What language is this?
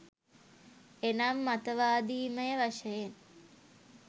Sinhala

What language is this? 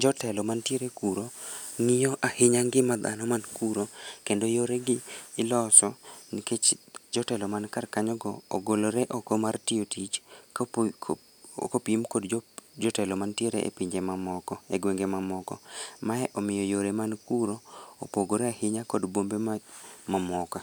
Luo (Kenya and Tanzania)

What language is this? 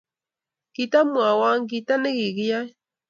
Kalenjin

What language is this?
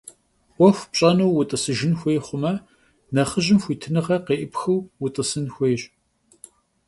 Kabardian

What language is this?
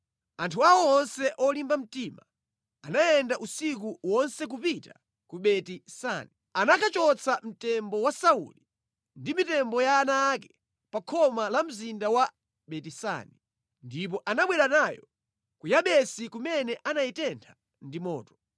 Nyanja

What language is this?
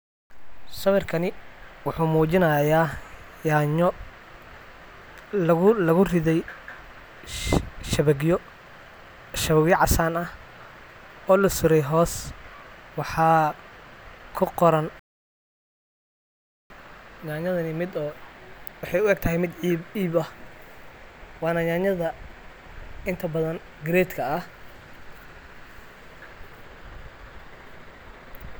Somali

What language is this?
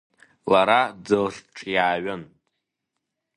Abkhazian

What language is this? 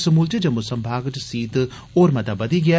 Dogri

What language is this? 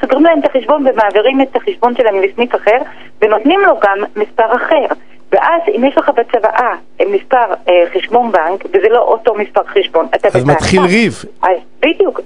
Hebrew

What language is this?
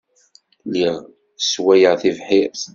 Kabyle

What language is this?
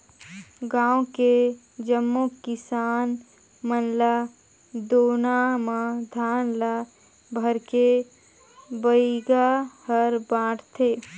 Chhattisgarhi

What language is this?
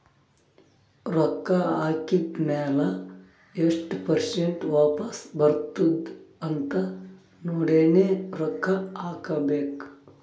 Kannada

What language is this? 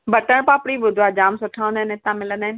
Sindhi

